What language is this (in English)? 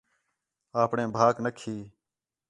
Khetrani